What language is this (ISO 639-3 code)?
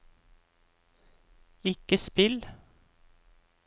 nor